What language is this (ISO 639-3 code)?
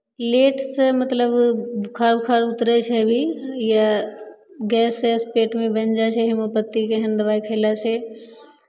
mai